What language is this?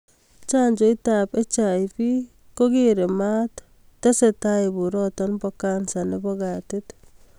Kalenjin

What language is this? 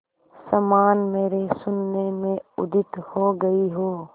Hindi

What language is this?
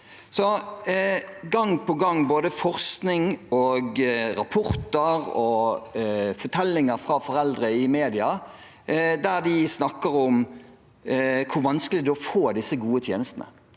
Norwegian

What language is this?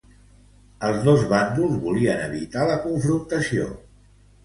Catalan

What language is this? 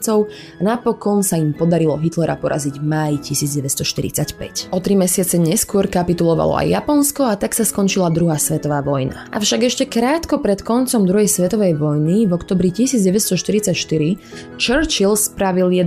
Slovak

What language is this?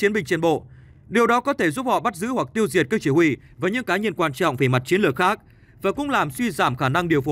Vietnamese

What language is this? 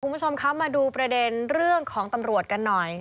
Thai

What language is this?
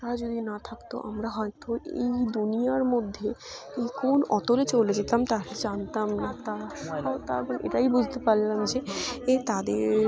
Bangla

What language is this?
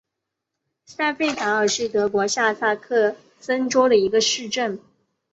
Chinese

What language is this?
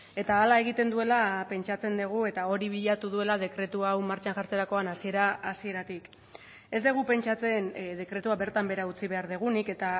Basque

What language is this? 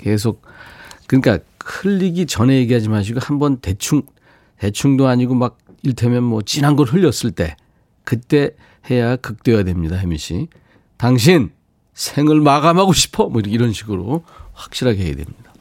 Korean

